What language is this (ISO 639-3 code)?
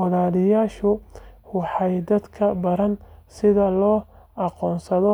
som